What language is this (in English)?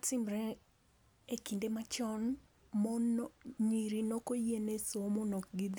Luo (Kenya and Tanzania)